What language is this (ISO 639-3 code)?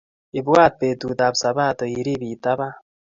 kln